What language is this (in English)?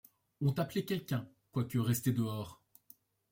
French